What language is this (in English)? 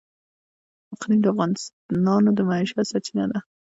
Pashto